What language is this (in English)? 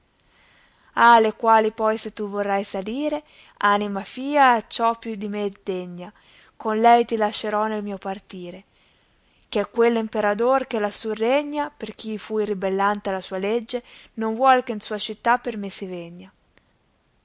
Italian